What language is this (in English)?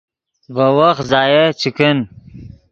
Yidgha